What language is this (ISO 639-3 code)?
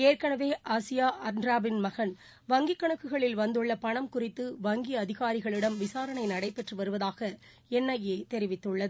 tam